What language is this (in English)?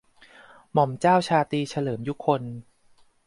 Thai